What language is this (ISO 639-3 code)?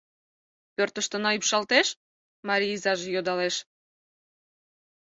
chm